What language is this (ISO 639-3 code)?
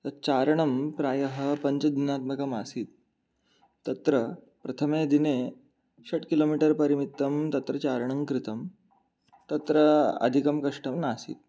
san